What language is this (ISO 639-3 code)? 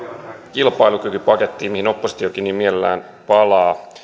fin